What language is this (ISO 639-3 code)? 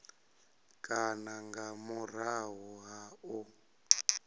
ven